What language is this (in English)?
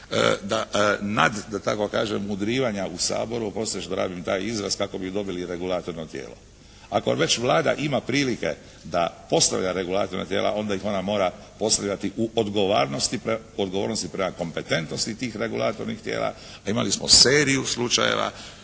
Croatian